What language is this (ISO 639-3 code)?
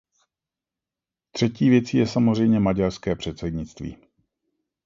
ces